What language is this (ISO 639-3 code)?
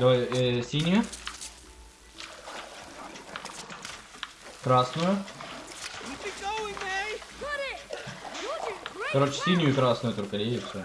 rus